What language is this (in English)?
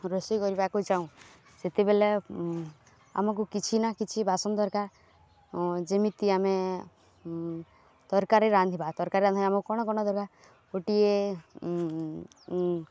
Odia